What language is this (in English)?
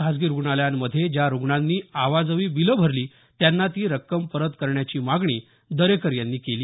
Marathi